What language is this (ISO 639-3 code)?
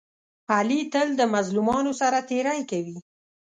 pus